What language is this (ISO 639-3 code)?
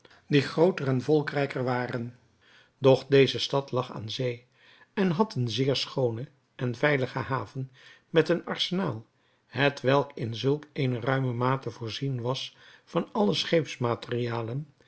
nld